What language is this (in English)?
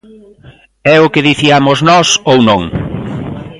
Galician